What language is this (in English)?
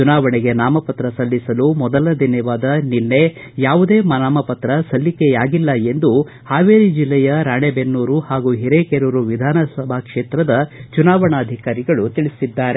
Kannada